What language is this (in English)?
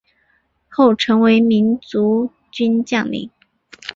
Chinese